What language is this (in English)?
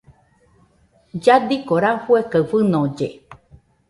Nüpode Huitoto